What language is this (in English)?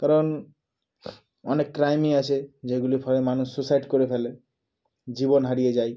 Bangla